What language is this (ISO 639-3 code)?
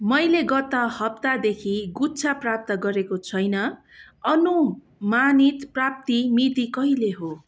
nep